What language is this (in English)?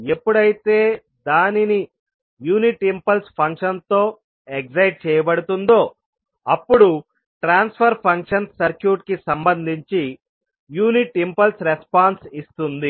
Telugu